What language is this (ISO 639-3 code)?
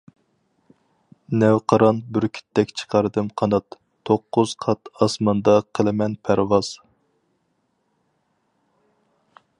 uig